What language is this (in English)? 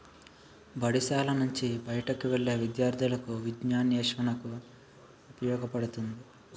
Telugu